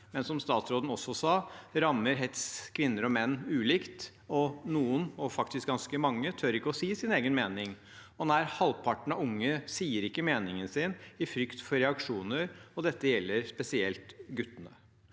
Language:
Norwegian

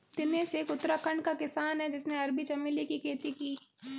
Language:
Hindi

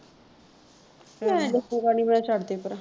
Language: Punjabi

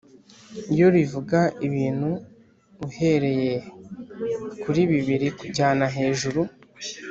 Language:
Kinyarwanda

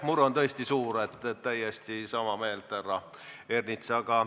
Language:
Estonian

